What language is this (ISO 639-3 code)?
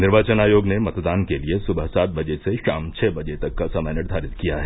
hin